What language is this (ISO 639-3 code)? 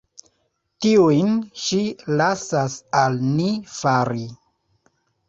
epo